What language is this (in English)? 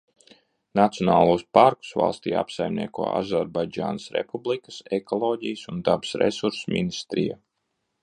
Latvian